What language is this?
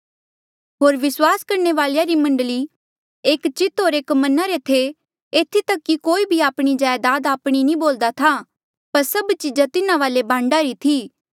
Mandeali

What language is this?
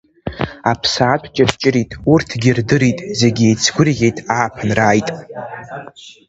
Abkhazian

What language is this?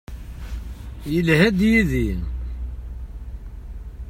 Kabyle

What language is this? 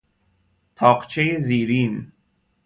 Persian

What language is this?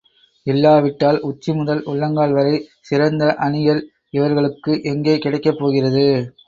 Tamil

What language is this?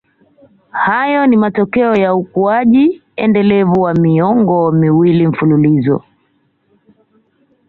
Swahili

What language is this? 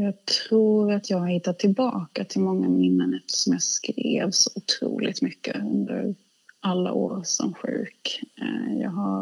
Swedish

